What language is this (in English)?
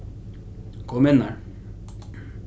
Faroese